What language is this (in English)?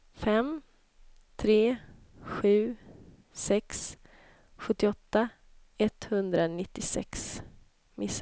Swedish